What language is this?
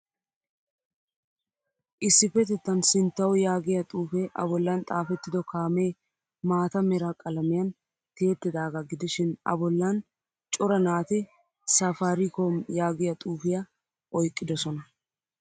Wolaytta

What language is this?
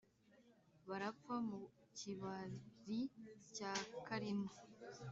Kinyarwanda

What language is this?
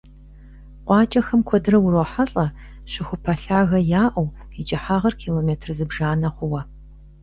Kabardian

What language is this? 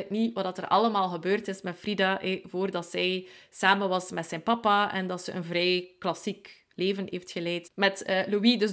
Dutch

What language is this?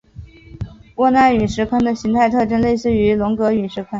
Chinese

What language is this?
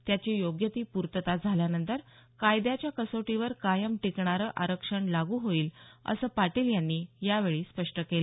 Marathi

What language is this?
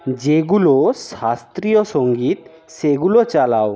Bangla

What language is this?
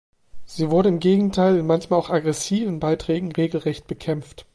German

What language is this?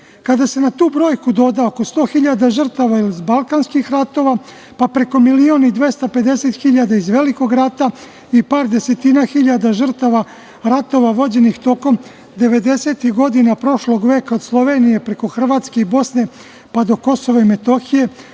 Serbian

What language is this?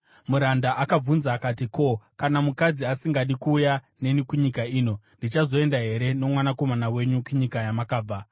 Shona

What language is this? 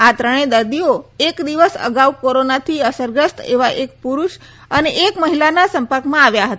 Gujarati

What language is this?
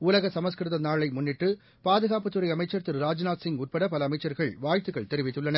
Tamil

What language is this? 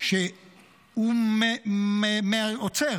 Hebrew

